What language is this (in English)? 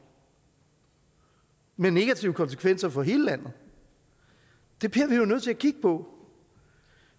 Danish